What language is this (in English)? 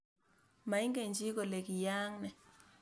Kalenjin